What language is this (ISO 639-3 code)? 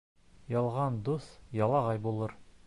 bak